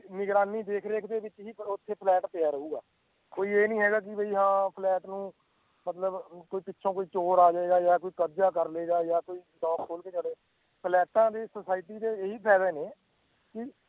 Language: Punjabi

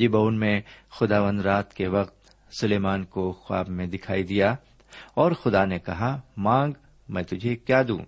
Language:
Urdu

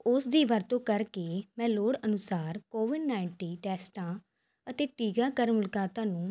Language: Punjabi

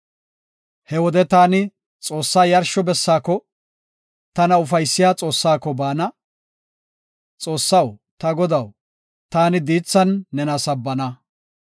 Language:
Gofa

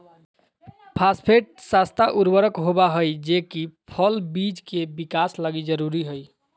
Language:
Magahi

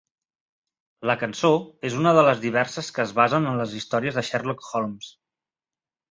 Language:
Catalan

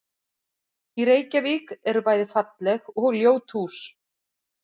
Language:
Icelandic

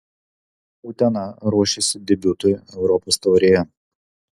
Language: Lithuanian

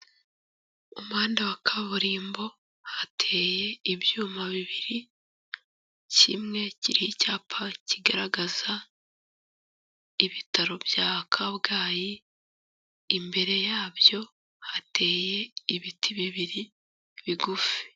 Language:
Kinyarwanda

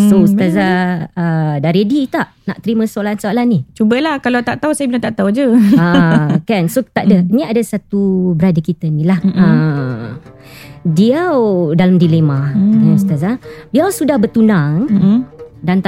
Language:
Malay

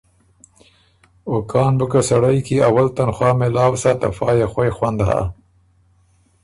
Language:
Ormuri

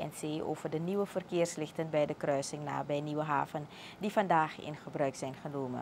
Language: Dutch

